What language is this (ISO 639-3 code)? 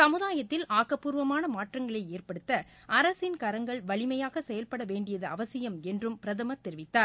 tam